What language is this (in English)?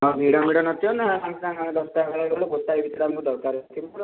Odia